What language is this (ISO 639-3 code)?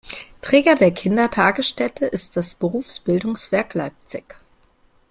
deu